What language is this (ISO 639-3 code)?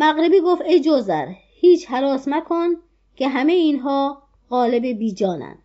fas